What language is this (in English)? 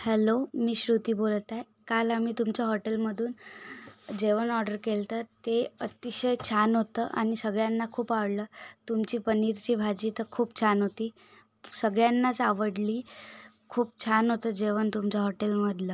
Marathi